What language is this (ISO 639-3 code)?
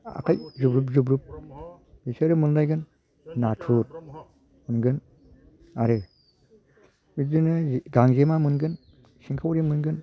brx